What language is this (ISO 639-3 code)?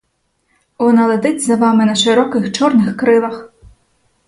ukr